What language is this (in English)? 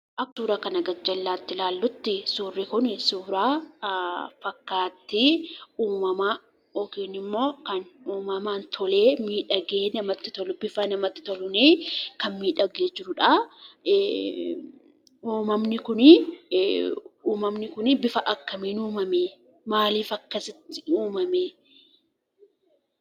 Oromo